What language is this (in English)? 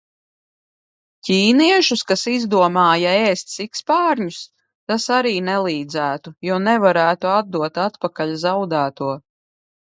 Latvian